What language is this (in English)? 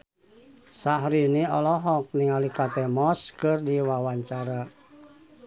Sundanese